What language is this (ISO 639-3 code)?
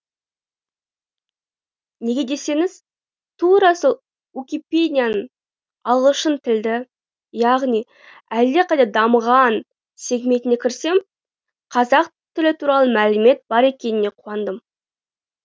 kaz